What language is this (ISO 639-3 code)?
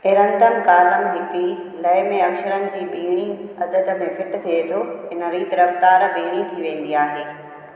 snd